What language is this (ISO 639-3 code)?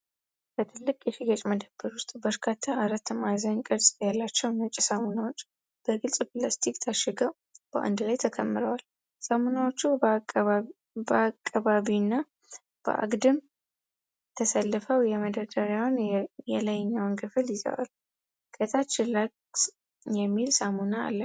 amh